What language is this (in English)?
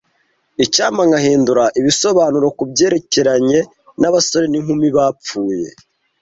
Kinyarwanda